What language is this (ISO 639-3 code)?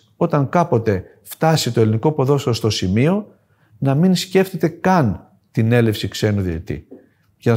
ell